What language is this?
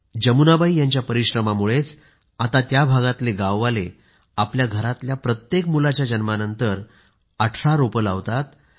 Marathi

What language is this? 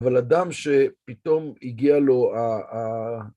Hebrew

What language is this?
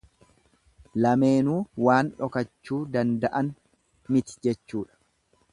Oromo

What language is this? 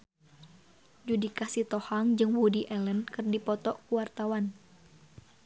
Sundanese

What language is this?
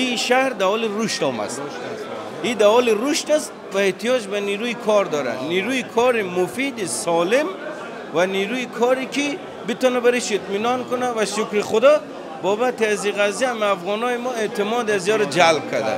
Persian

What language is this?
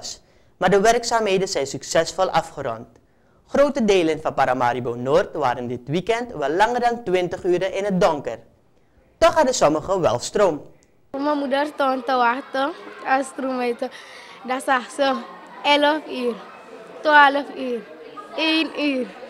Dutch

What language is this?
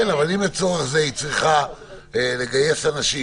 Hebrew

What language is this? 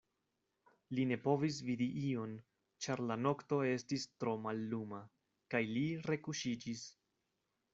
Esperanto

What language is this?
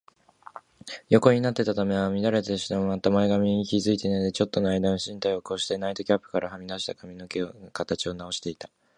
Japanese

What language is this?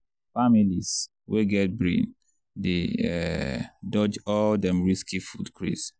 Nigerian Pidgin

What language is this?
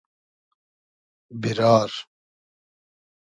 Hazaragi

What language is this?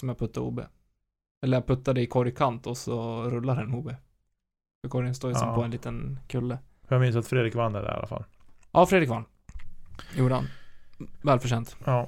Swedish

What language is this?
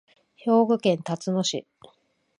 Japanese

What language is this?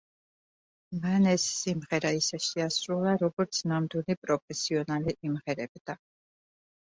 Georgian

